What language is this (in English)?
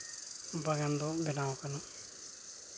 Santali